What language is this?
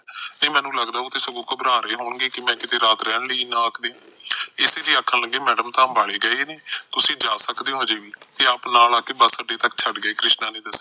Punjabi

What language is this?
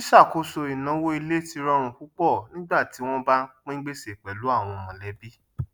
Yoruba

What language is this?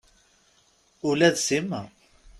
Kabyle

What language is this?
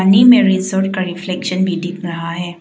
Hindi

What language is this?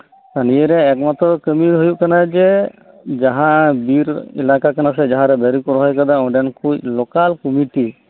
Santali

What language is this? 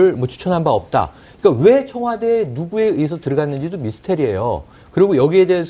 Korean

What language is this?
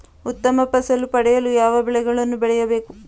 Kannada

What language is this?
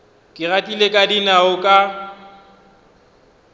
Northern Sotho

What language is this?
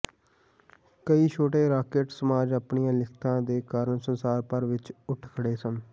Punjabi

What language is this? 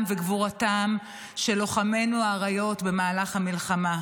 Hebrew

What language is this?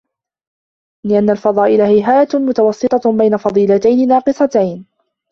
Arabic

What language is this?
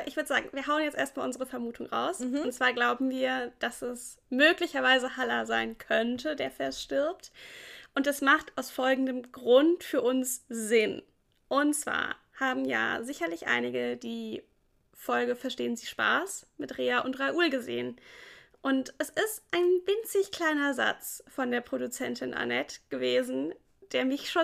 German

